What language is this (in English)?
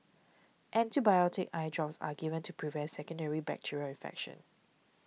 English